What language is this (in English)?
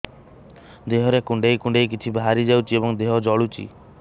Odia